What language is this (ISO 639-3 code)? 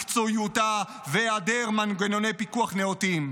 heb